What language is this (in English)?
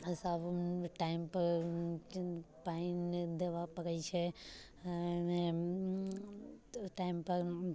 Maithili